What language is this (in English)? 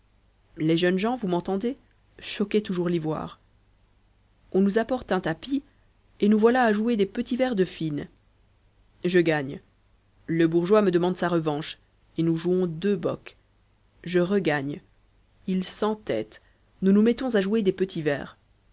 French